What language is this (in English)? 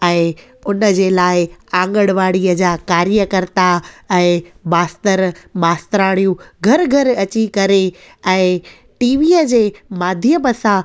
Sindhi